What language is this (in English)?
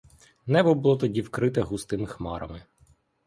Ukrainian